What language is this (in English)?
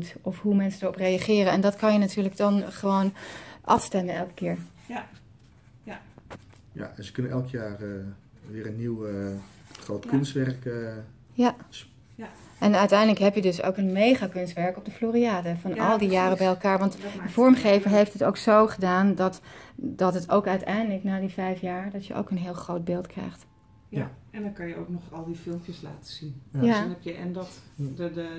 Dutch